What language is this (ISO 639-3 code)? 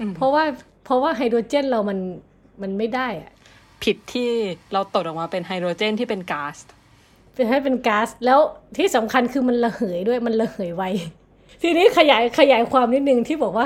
tha